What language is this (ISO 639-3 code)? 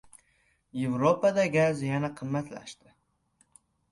uzb